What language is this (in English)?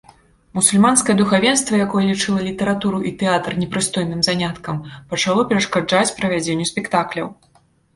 Belarusian